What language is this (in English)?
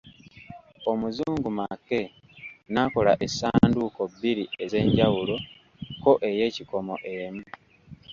Ganda